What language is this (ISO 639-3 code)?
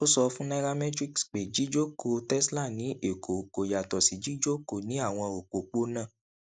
yor